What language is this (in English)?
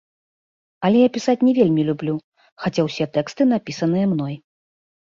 Belarusian